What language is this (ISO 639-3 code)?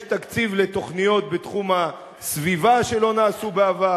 heb